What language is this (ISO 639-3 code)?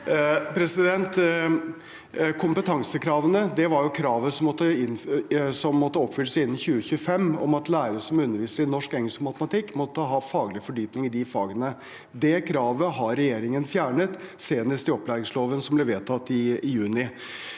nor